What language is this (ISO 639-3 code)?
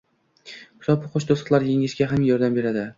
uzb